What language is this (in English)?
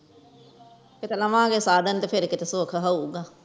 Punjabi